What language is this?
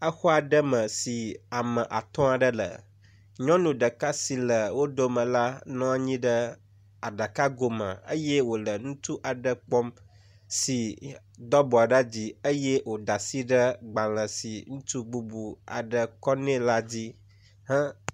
Ewe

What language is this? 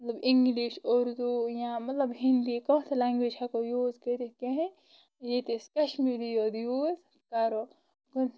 Kashmiri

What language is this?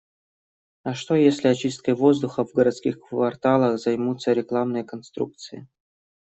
Russian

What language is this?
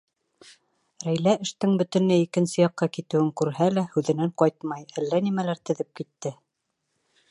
Bashkir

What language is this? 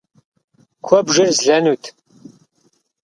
Kabardian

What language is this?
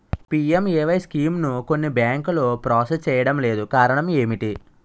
Telugu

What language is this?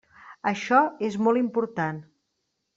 Catalan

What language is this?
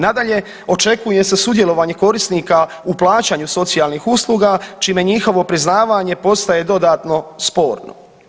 Croatian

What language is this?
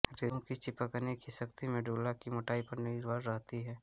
Hindi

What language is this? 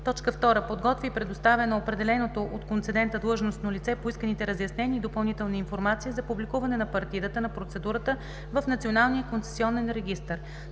Bulgarian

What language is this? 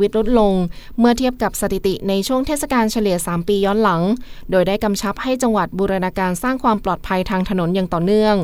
Thai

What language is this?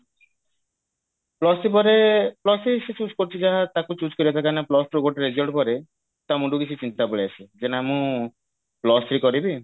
Odia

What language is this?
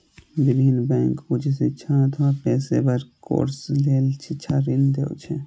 Maithili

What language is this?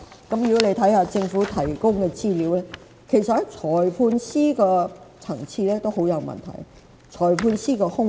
Cantonese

